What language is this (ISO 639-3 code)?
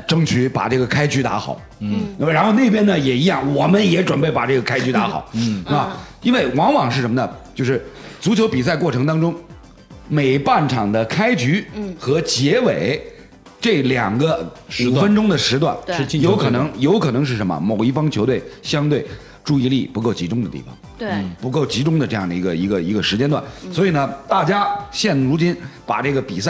zho